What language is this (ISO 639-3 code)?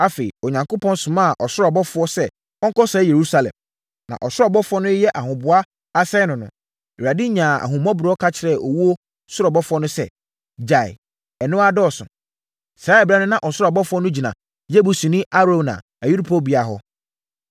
aka